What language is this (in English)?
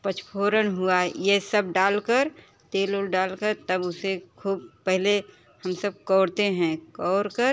Hindi